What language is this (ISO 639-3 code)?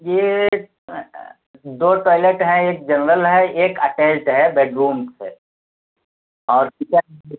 urd